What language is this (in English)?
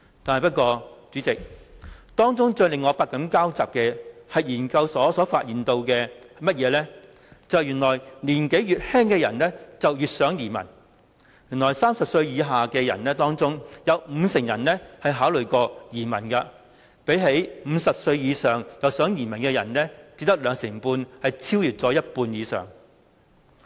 Cantonese